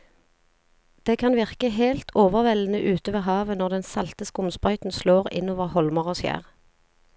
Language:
Norwegian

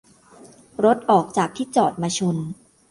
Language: Thai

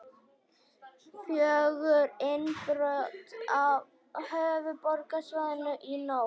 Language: Icelandic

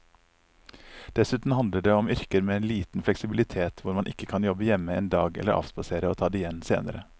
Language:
Norwegian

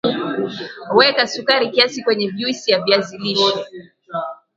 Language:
Swahili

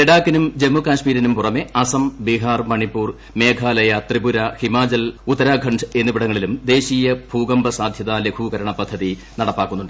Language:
Malayalam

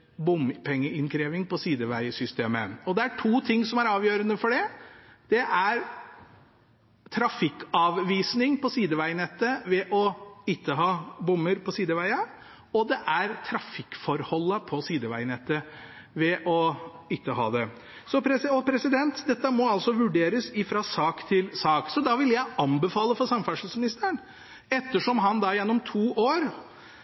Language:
Norwegian Bokmål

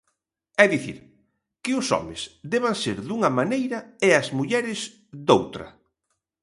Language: Galician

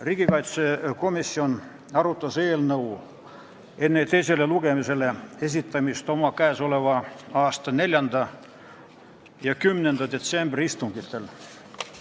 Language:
Estonian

